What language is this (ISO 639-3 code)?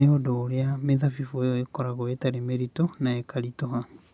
kik